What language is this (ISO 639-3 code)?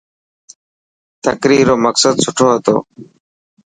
mki